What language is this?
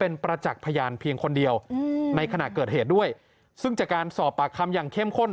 Thai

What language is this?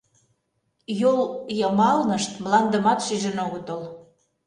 Mari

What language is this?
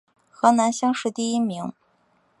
Chinese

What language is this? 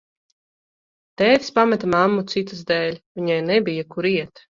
Latvian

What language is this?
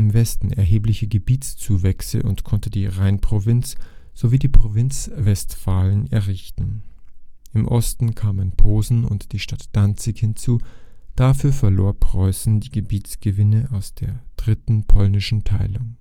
German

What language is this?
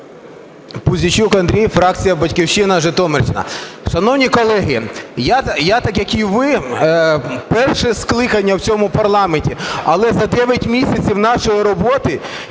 Ukrainian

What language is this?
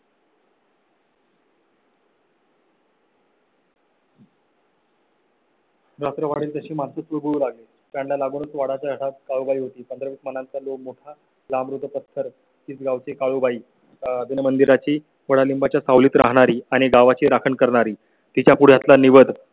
Marathi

